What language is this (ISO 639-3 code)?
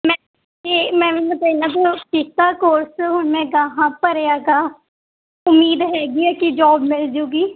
pan